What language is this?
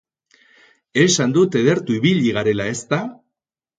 Basque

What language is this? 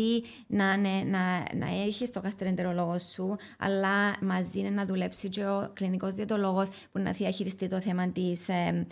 Greek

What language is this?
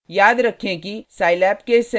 Hindi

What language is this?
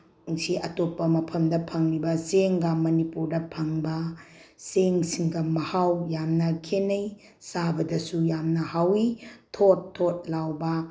Manipuri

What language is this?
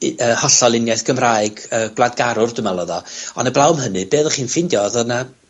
Welsh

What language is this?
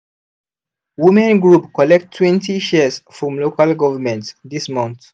Nigerian Pidgin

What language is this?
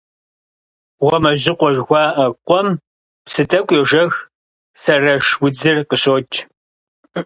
Kabardian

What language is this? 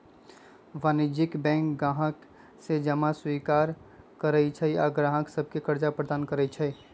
Magahi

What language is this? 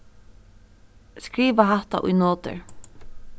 Faroese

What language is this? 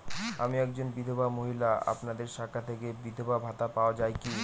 Bangla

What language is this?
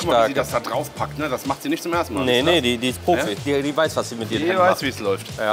German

